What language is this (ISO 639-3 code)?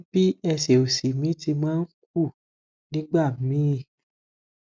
yor